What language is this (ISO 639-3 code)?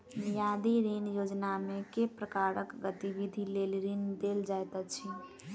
mai